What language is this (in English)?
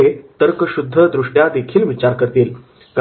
Marathi